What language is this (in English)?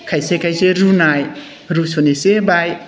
Bodo